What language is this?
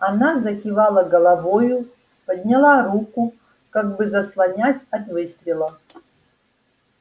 Russian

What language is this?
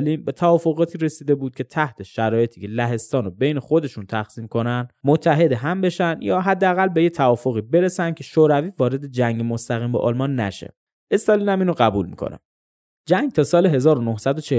Persian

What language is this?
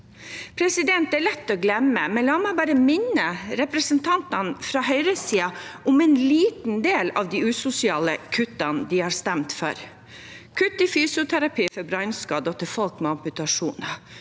Norwegian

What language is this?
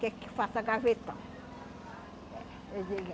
Portuguese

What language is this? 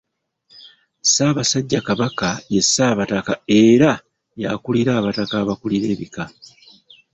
Ganda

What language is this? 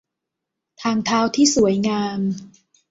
Thai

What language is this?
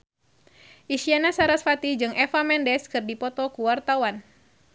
Sundanese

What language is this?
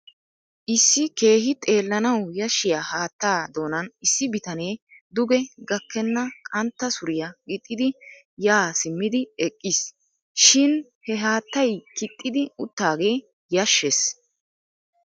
Wolaytta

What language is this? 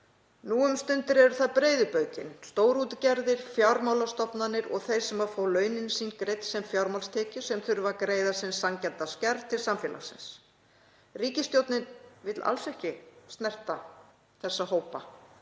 Icelandic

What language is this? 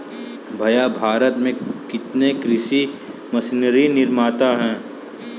Hindi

